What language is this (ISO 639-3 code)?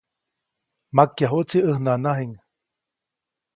zoc